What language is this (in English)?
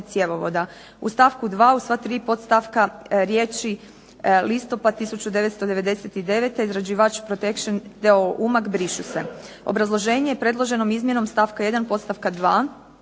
Croatian